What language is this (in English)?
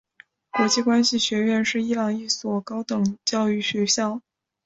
Chinese